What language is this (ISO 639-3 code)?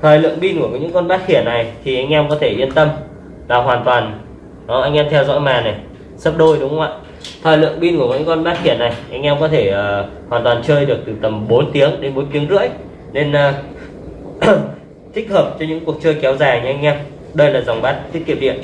vie